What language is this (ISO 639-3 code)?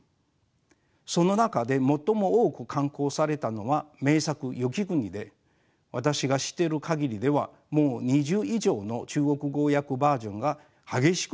jpn